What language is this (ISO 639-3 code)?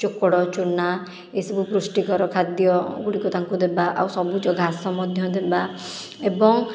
ori